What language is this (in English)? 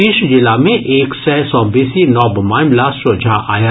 Maithili